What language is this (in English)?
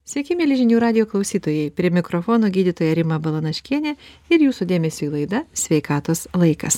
Lithuanian